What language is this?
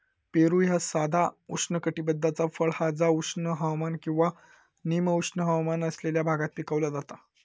Marathi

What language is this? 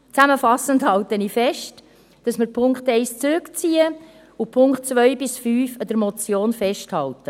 Swiss German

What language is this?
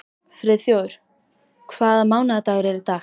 Icelandic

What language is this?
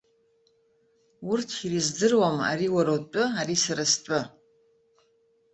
Abkhazian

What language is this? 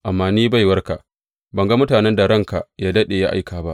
Hausa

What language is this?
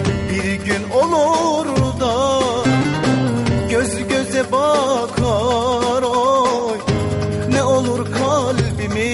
Arabic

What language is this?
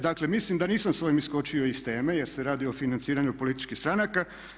Croatian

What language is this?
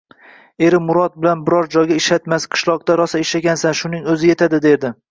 Uzbek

